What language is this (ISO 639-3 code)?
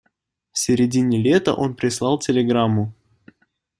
rus